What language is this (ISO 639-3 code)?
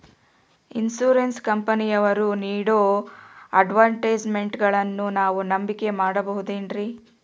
kan